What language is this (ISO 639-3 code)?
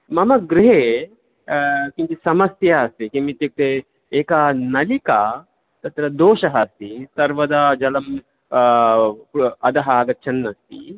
san